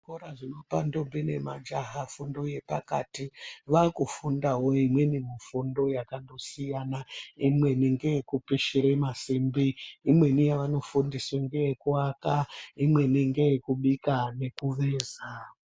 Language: Ndau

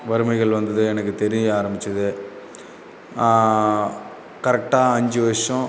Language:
Tamil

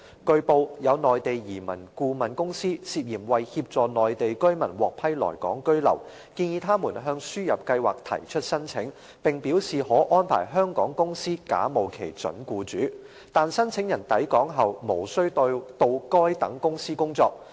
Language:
Cantonese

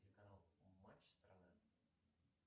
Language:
Russian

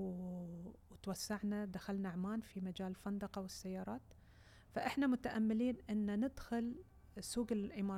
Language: Arabic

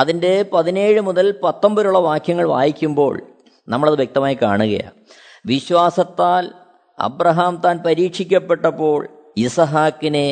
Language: Malayalam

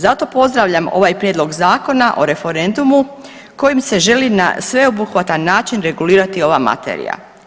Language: Croatian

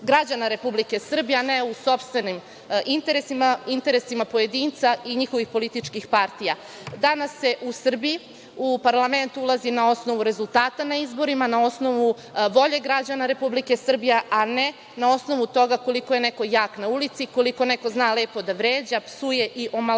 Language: Serbian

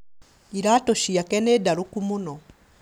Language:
Kikuyu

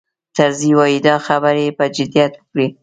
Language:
Pashto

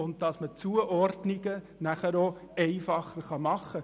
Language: Swiss German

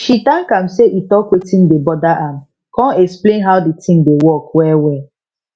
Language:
Nigerian Pidgin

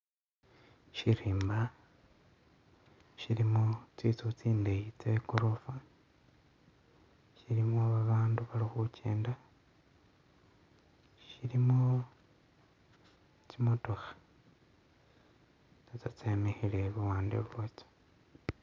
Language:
Masaaba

